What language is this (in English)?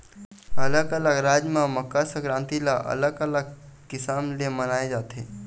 Chhattisgarhi